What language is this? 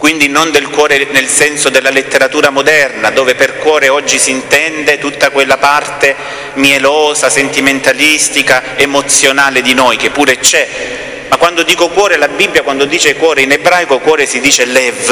Italian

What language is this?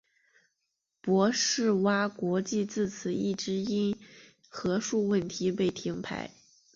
Chinese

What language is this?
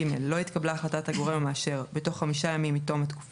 Hebrew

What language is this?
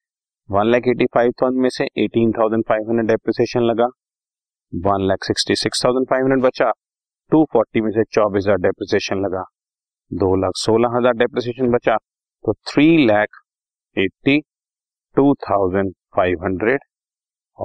Hindi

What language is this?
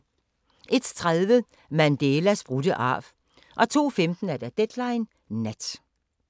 Danish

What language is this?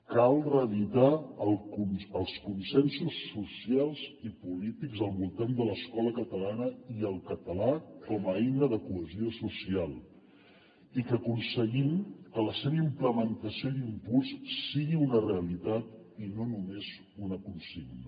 Catalan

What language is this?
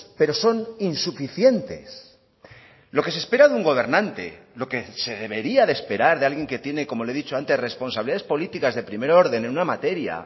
Spanish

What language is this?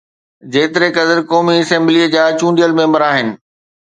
Sindhi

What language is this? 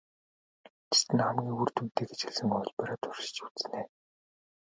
Mongolian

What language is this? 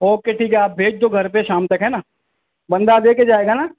Urdu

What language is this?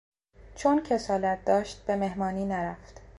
Persian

